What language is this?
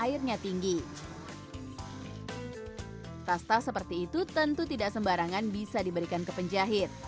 Indonesian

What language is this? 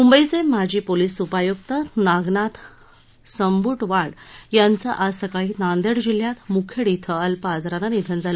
Marathi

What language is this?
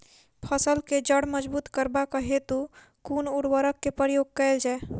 Maithili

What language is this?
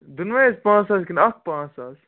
Kashmiri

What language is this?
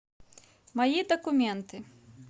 Russian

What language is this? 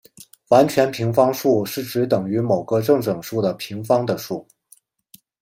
Chinese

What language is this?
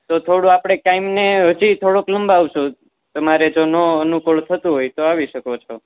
Gujarati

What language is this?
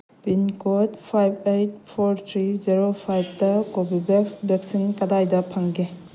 Manipuri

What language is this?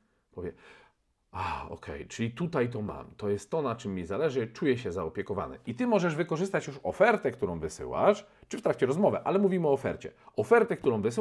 Polish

